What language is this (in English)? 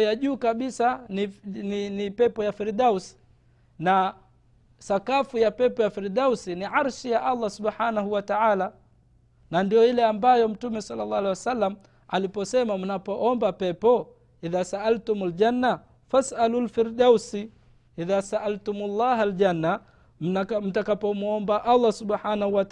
Swahili